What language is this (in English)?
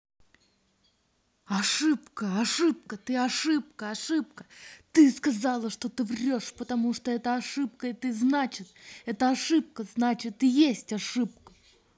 Russian